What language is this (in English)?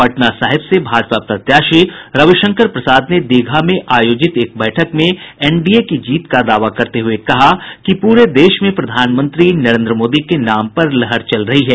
Hindi